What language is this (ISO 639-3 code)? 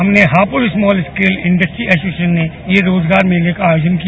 hin